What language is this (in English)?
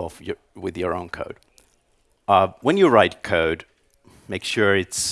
English